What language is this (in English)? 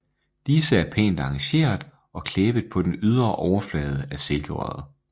Danish